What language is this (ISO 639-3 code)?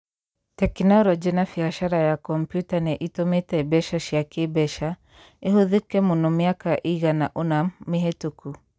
kik